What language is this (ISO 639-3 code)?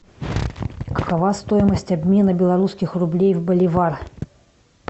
rus